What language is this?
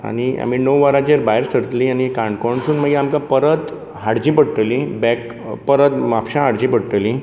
Konkani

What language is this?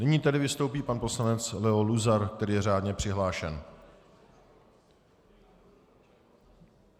Czech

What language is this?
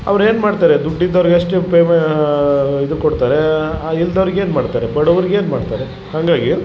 Kannada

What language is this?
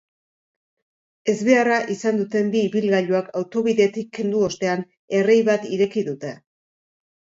Basque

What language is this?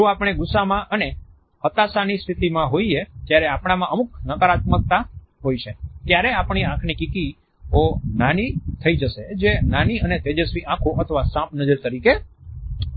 Gujarati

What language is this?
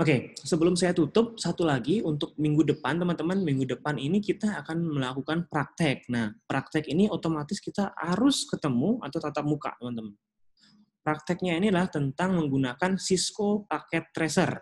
Indonesian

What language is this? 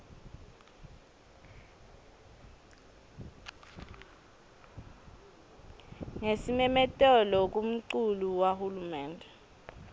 Swati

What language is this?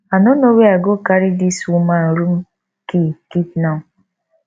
Nigerian Pidgin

